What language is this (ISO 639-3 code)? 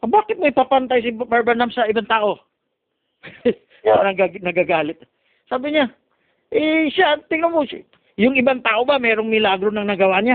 fil